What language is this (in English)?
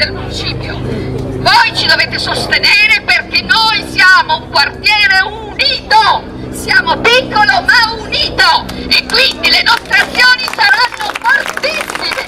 Italian